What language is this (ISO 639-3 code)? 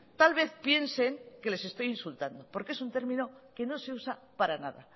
spa